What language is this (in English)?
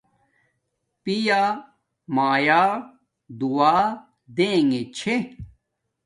Domaaki